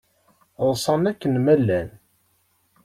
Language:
Kabyle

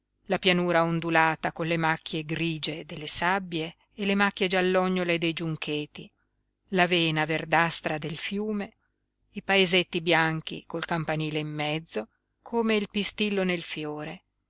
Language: Italian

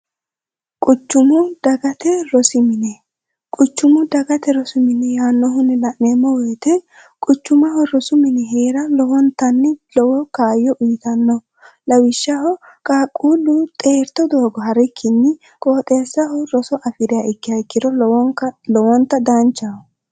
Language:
Sidamo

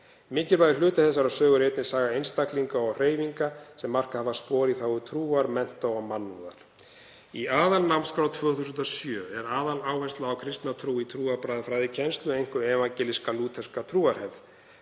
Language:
Icelandic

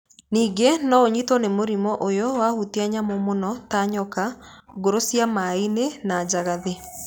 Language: Kikuyu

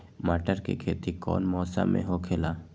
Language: Magahi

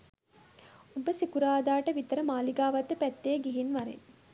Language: Sinhala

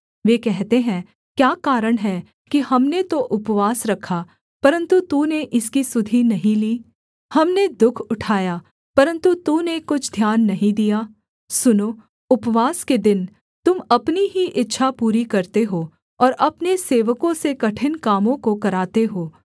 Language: Hindi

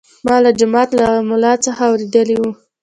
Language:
Pashto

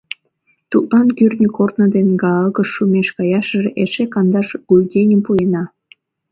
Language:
Mari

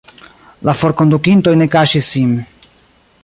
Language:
Esperanto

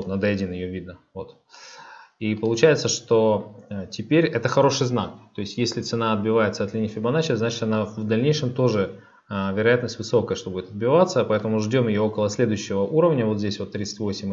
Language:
Russian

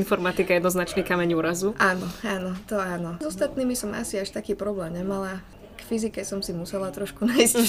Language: Slovak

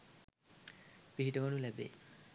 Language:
Sinhala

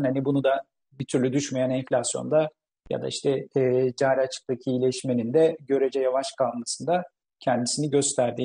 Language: Turkish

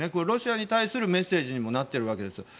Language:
Japanese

